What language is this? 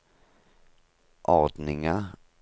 Norwegian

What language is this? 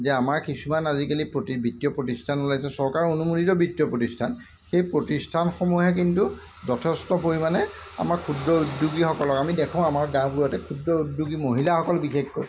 Assamese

